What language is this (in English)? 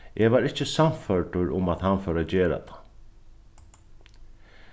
Faroese